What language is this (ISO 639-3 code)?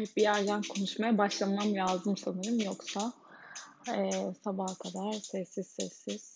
tur